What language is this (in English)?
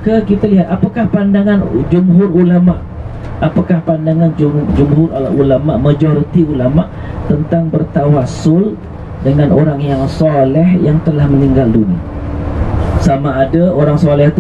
Malay